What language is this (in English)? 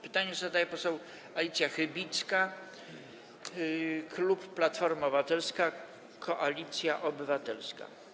Polish